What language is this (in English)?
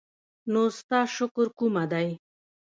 Pashto